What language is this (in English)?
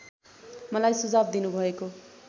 Nepali